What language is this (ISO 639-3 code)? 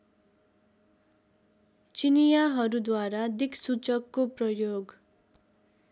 nep